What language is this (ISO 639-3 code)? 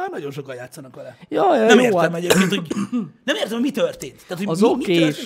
hun